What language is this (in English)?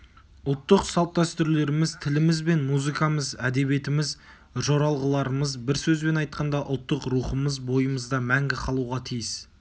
Kazakh